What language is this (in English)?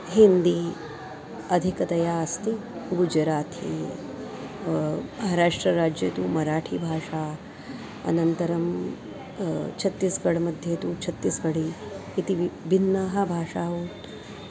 Sanskrit